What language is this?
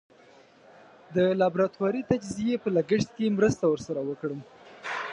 Pashto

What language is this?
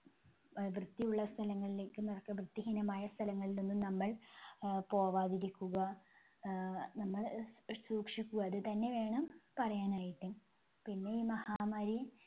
Malayalam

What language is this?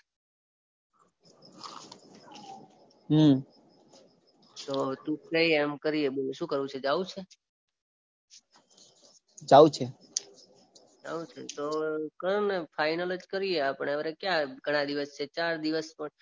Gujarati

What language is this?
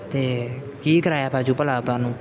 Punjabi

